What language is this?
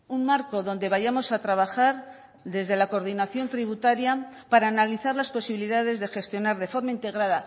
Spanish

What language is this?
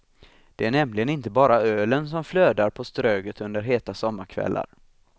Swedish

